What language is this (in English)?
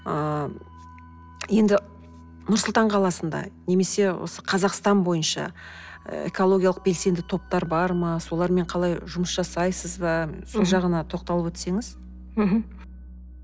Kazakh